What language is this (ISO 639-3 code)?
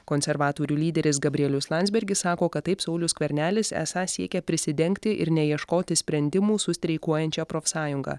lit